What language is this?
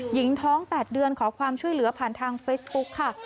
Thai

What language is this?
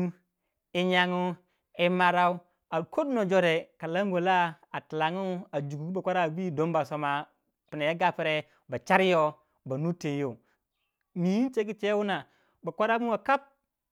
Waja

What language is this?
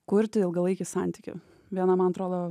Lithuanian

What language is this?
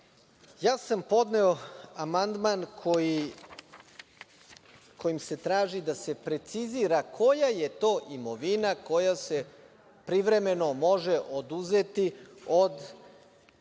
Serbian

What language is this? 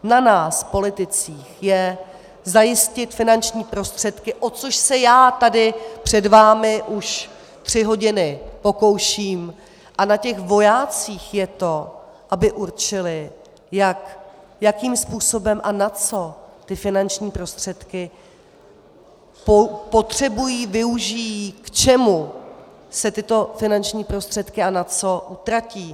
Czech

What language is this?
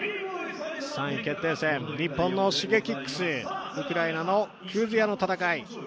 Japanese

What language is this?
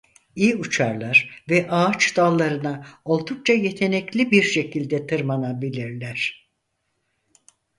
Turkish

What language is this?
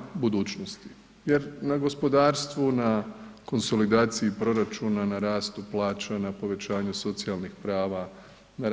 Croatian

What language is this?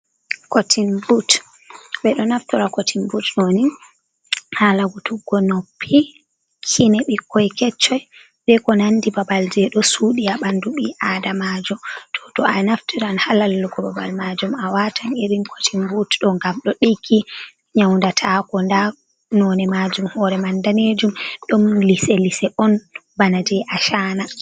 Fula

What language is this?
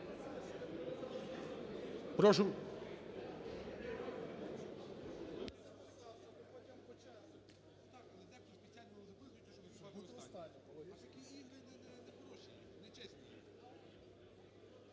Ukrainian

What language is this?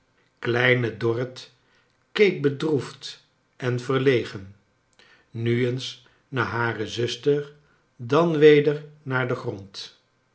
Dutch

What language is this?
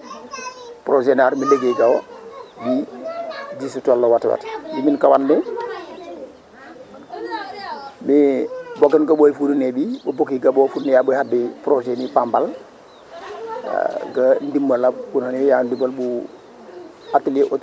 Wolof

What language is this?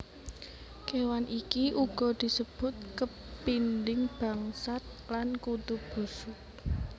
Javanese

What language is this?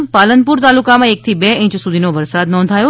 Gujarati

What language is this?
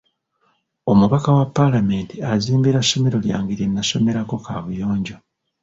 Ganda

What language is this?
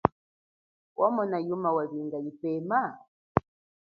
Chokwe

